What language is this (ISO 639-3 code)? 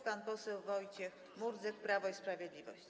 pol